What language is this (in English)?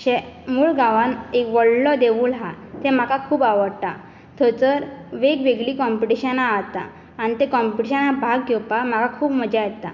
Konkani